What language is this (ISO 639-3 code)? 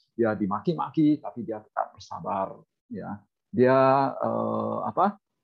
ind